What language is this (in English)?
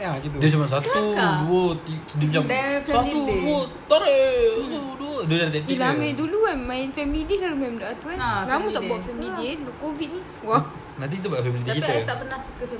Malay